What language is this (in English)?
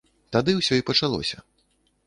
Belarusian